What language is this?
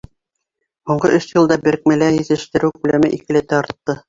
Bashkir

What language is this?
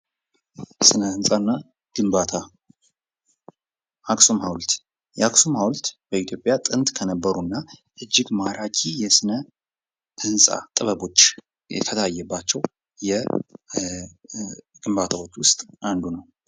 Amharic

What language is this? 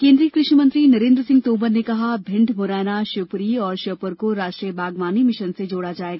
Hindi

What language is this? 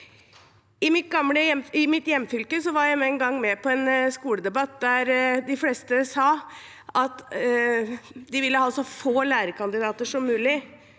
Norwegian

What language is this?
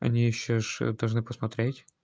Russian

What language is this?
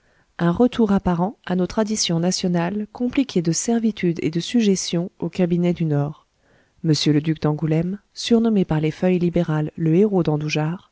French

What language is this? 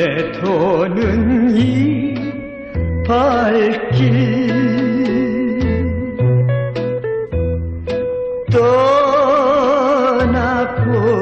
Korean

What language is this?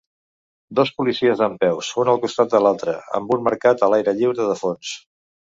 Catalan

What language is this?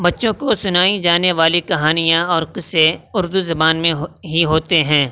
Urdu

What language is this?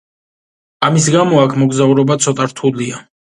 Georgian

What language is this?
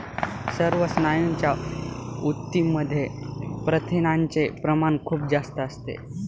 Marathi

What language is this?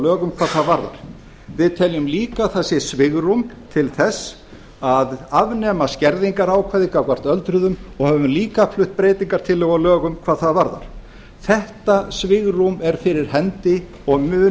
Icelandic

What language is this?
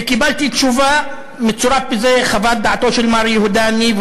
Hebrew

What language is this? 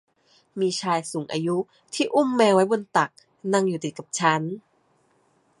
Thai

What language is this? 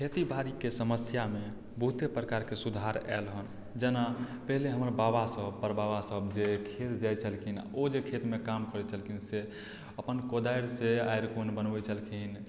Maithili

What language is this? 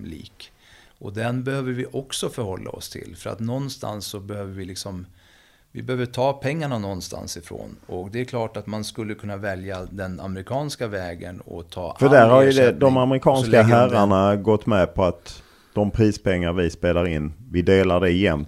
Swedish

